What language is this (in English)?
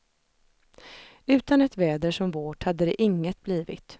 Swedish